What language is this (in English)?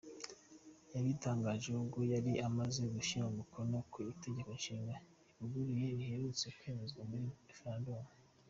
Kinyarwanda